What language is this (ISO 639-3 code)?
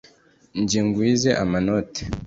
kin